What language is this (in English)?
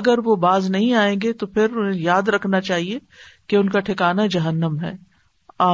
Urdu